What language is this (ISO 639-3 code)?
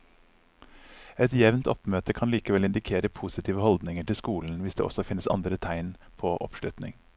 nor